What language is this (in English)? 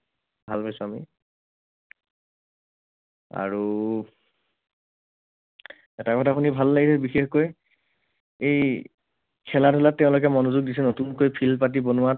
Assamese